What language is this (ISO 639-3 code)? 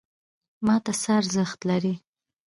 pus